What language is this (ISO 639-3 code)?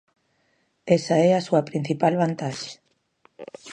glg